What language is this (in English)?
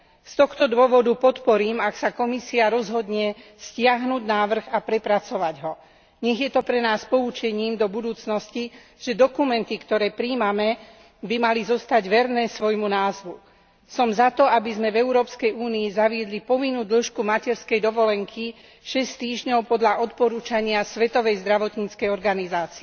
Slovak